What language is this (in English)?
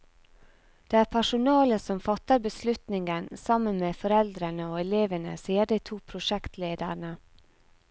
Norwegian